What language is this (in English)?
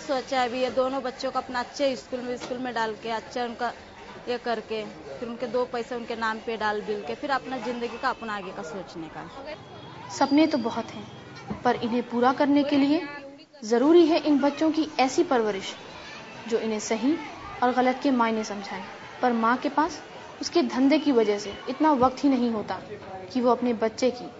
Hindi